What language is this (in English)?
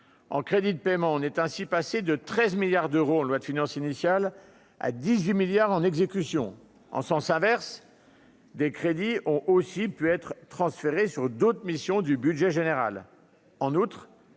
French